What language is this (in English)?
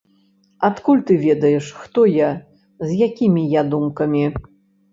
Belarusian